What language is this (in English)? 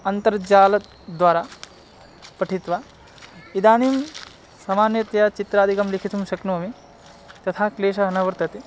Sanskrit